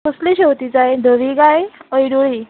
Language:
Konkani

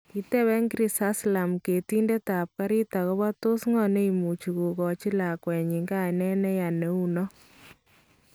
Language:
Kalenjin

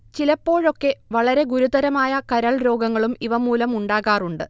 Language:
Malayalam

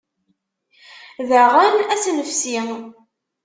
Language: Kabyle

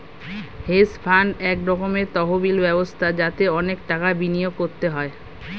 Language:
Bangla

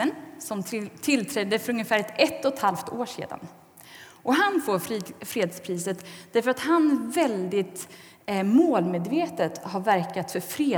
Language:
Swedish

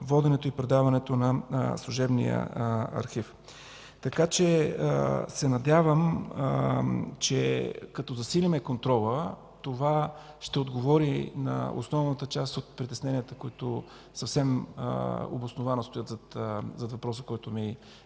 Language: Bulgarian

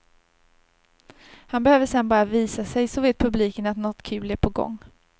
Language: Swedish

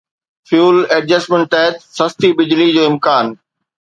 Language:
Sindhi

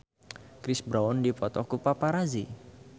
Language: Sundanese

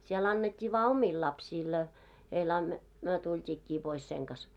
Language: Finnish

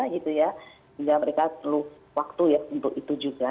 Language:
Indonesian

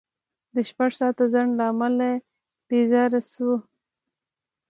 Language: Pashto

